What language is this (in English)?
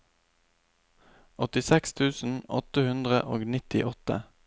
Norwegian